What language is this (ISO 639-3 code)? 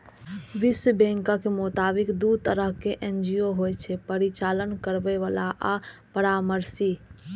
mai